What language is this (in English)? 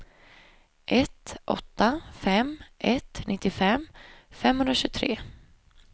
Swedish